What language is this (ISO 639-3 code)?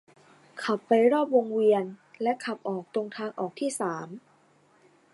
tha